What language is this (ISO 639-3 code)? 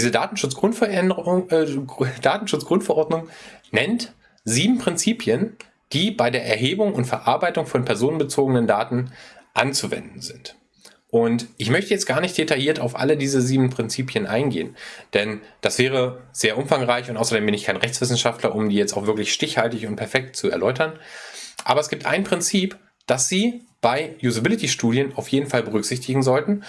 deu